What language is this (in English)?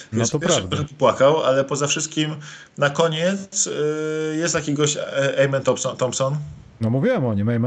Polish